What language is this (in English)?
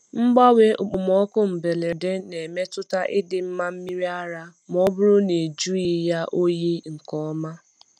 Igbo